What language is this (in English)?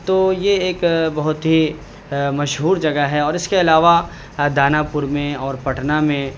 Urdu